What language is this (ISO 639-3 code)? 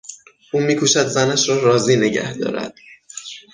fas